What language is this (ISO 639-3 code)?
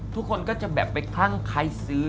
tha